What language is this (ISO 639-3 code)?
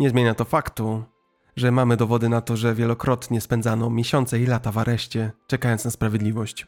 pol